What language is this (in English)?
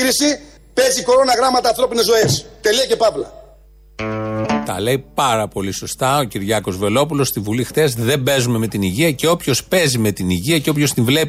Greek